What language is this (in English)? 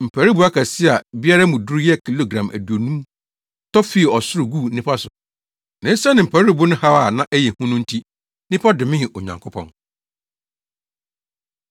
Akan